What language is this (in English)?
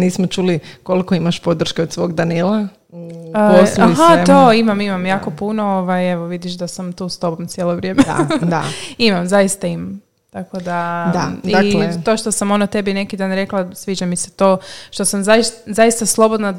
Croatian